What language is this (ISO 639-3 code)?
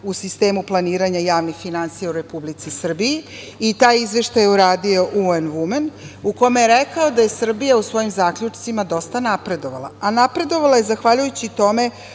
srp